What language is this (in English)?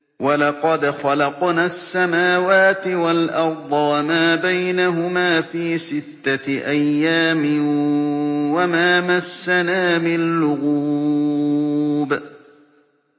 Arabic